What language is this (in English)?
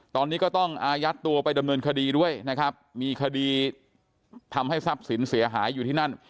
Thai